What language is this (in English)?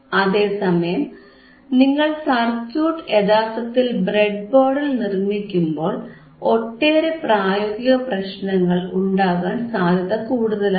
Malayalam